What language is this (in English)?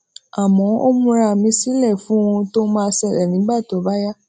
Yoruba